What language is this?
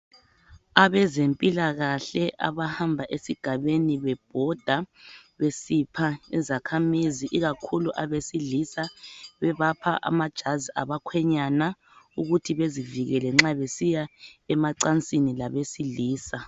North Ndebele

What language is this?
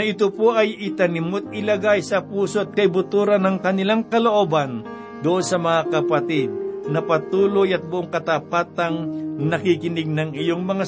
Filipino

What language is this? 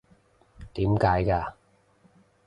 Cantonese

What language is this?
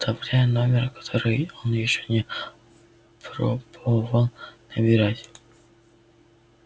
Russian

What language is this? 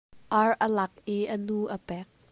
Hakha Chin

